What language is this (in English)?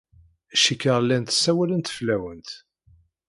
Kabyle